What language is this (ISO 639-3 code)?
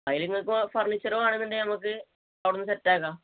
mal